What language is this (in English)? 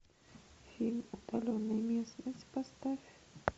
Russian